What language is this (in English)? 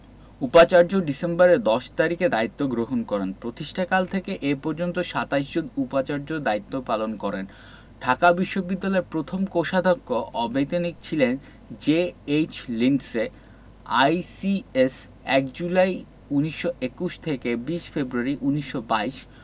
Bangla